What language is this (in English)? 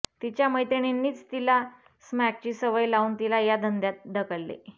Marathi